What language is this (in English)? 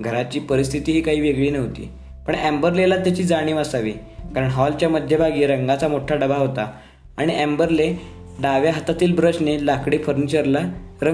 Marathi